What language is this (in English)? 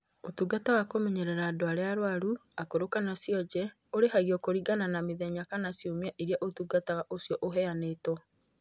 Kikuyu